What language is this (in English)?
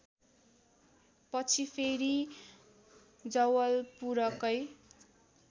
Nepali